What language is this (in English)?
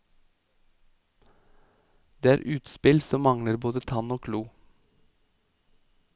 Norwegian